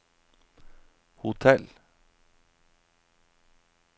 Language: Norwegian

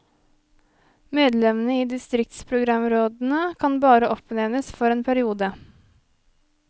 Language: Norwegian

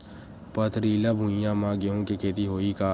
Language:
Chhattisgarhi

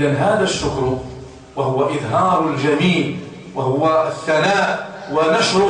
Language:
Arabic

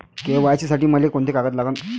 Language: Marathi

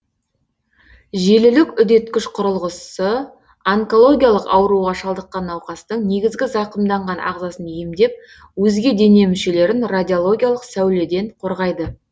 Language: Kazakh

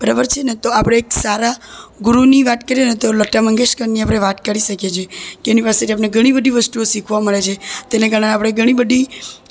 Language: Gujarati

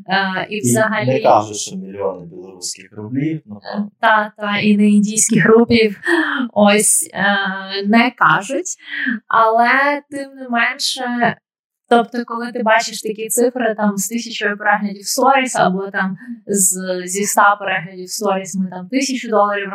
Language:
Ukrainian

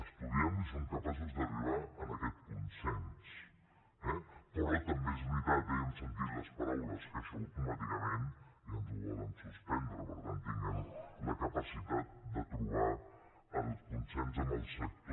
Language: Catalan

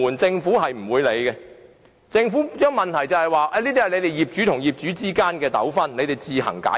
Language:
Cantonese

